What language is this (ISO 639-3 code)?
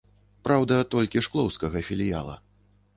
bel